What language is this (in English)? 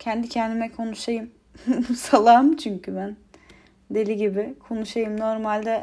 Turkish